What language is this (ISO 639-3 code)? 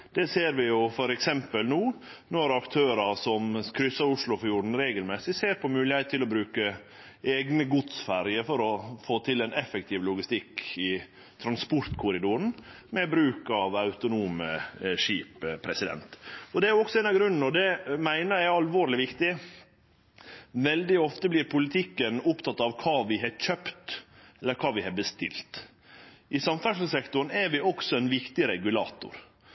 nno